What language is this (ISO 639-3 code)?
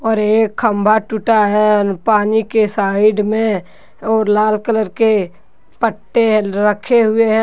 hin